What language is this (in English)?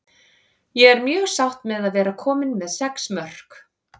Icelandic